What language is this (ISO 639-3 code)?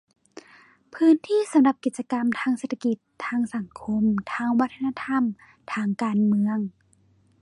tha